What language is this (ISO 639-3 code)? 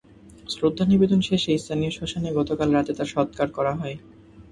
ben